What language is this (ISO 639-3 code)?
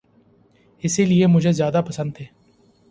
urd